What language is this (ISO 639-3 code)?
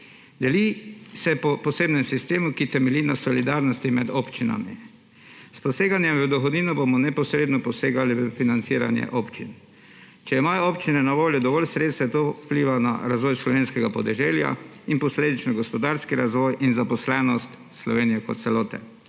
slv